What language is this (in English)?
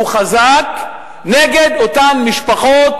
Hebrew